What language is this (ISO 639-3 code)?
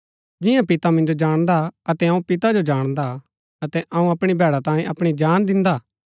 gbk